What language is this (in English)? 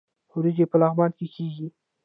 Pashto